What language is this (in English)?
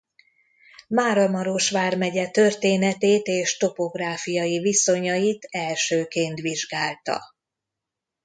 Hungarian